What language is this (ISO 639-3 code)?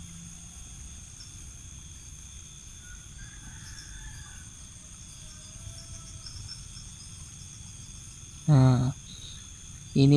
ind